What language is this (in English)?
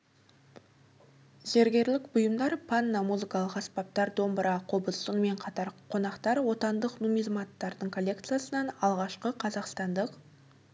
Kazakh